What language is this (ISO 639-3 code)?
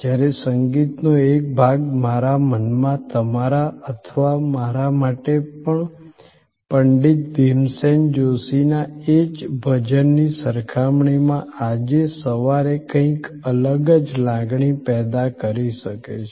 guj